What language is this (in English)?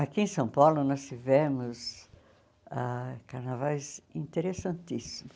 Portuguese